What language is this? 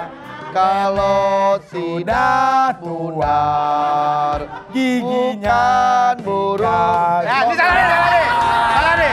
Indonesian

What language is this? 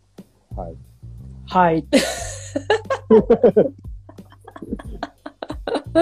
Japanese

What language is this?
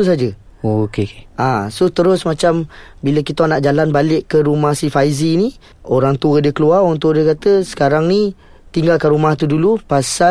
Malay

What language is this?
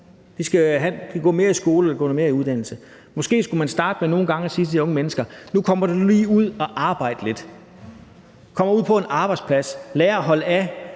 Danish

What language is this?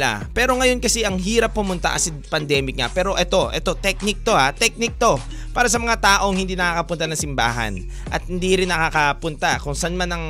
Filipino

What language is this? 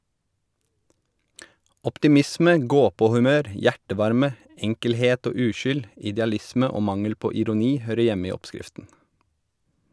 Norwegian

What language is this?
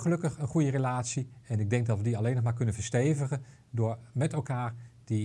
Dutch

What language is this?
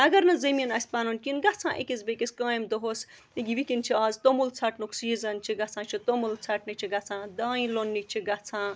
Kashmiri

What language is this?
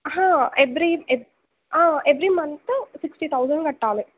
Telugu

